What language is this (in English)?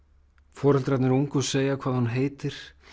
Icelandic